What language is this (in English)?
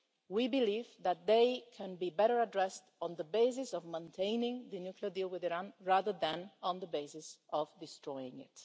English